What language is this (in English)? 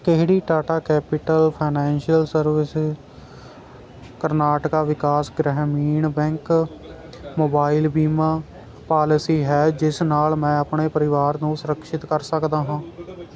Punjabi